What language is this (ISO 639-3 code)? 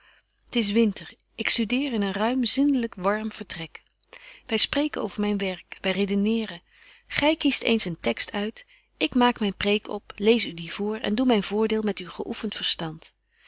nld